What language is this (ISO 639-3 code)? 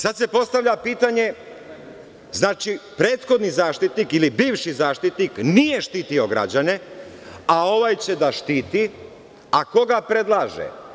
srp